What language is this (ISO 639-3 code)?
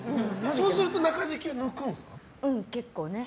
jpn